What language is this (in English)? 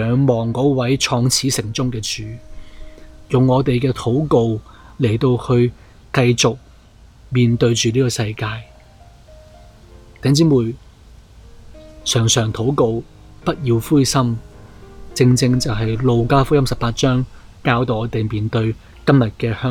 Chinese